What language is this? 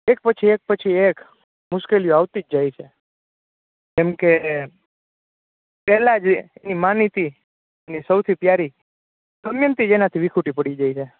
Gujarati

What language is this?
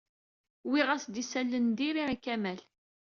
Kabyle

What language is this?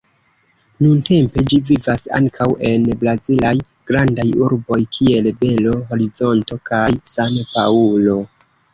Esperanto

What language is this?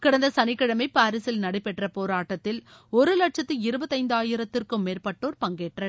Tamil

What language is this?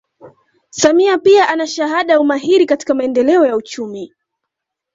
Swahili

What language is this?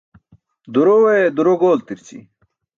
Burushaski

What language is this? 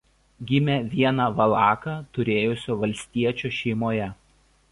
Lithuanian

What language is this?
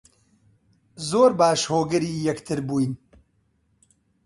Central Kurdish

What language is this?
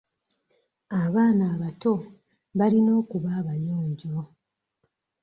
Ganda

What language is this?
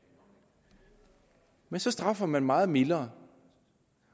Danish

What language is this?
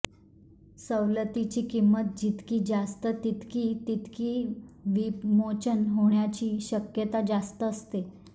Marathi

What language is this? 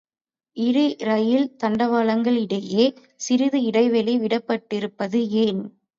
Tamil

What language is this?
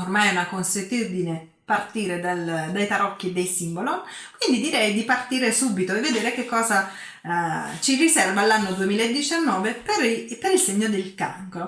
Italian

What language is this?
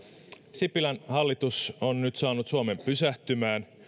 Finnish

